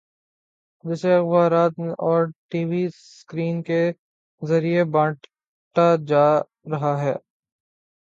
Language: Urdu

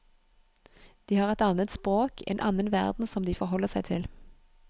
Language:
Norwegian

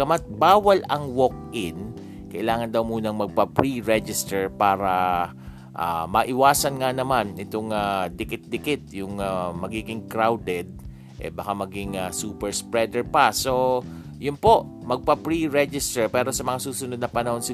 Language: Filipino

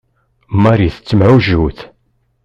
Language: Kabyle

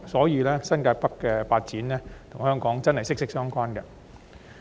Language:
Cantonese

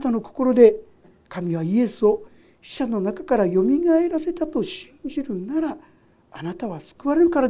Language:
Japanese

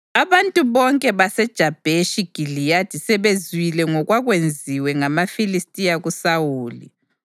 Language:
North Ndebele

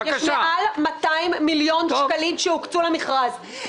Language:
Hebrew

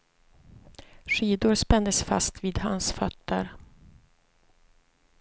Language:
Swedish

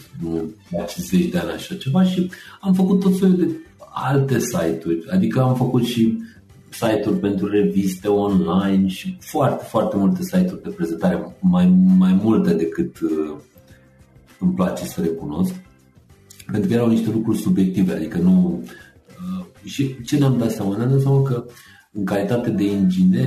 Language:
Romanian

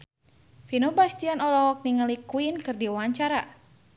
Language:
Sundanese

